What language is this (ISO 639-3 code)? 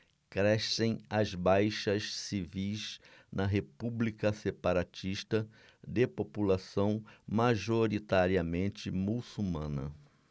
por